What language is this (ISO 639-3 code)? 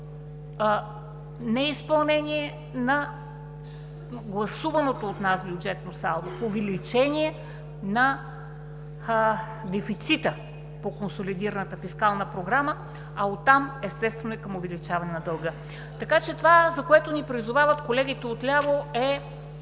bul